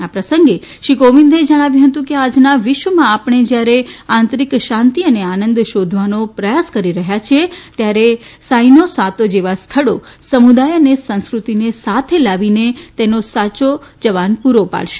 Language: Gujarati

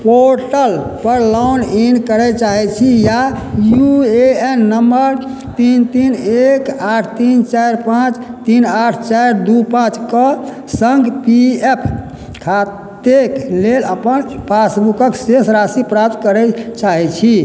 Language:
Maithili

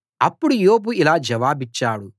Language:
Telugu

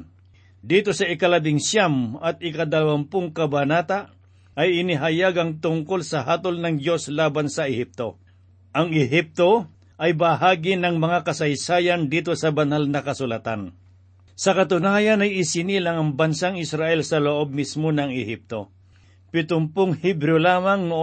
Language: Filipino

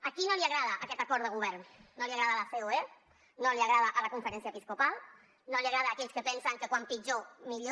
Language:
Catalan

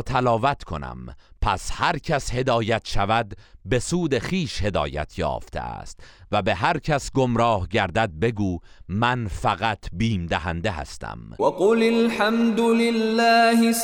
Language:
Persian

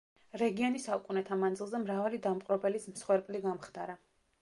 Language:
Georgian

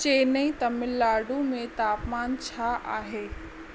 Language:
Sindhi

